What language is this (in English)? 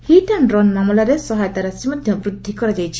Odia